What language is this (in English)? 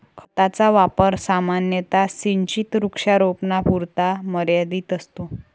Marathi